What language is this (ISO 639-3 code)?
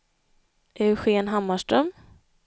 swe